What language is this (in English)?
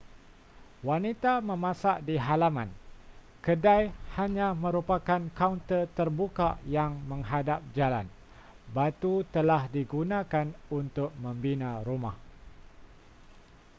Malay